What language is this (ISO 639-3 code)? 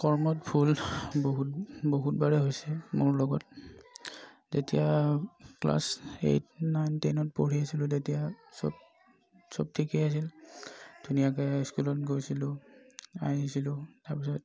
asm